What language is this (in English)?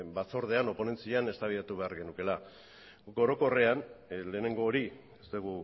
Basque